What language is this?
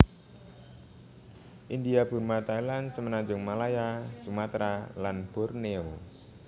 Javanese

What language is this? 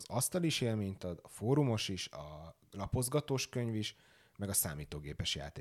Hungarian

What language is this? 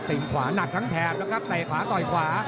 Thai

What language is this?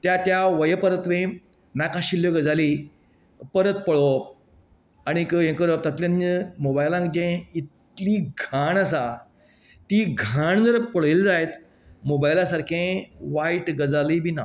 Konkani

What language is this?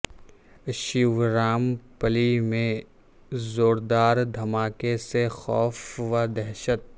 Urdu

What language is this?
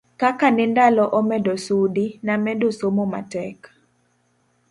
Luo (Kenya and Tanzania)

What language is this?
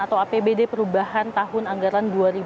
Indonesian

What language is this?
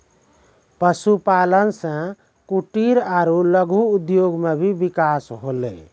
Maithili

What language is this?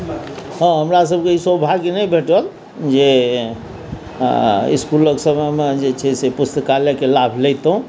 Maithili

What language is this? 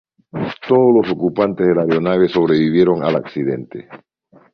Spanish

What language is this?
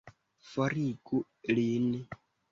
Esperanto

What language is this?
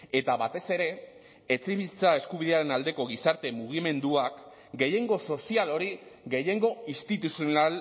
Basque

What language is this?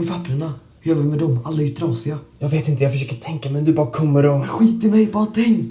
Swedish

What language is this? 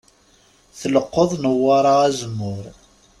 Kabyle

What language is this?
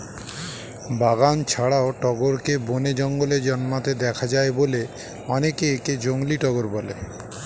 Bangla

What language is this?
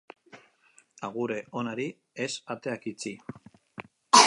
Basque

